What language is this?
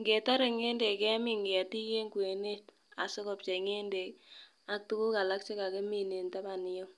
Kalenjin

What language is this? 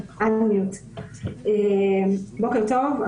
Hebrew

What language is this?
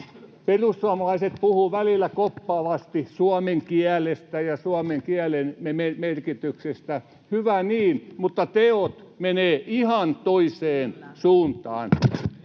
Finnish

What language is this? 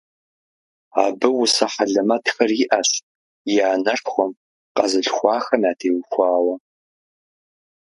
Kabardian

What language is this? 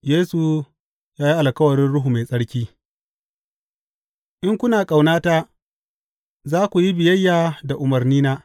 Hausa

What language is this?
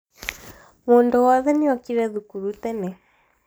Kikuyu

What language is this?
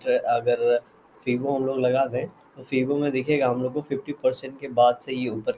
Hindi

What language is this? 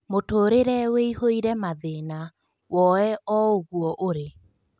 Kikuyu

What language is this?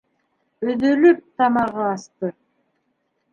Bashkir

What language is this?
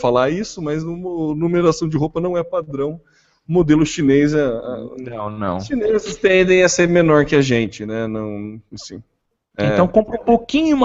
Portuguese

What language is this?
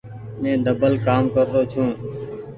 Goaria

